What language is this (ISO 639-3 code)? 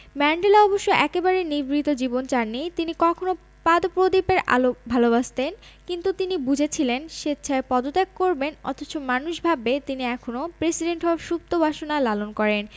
ben